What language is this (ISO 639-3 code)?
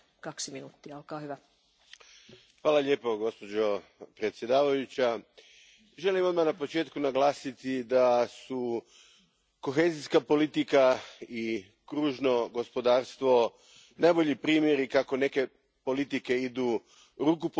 hrv